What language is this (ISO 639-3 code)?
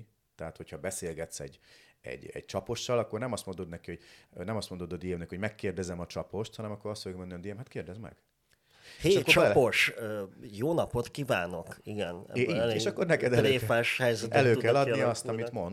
hun